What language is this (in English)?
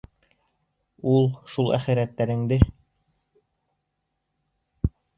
Bashkir